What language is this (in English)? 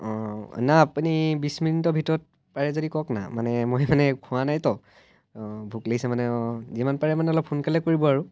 Assamese